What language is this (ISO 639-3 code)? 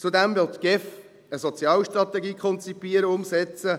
gsw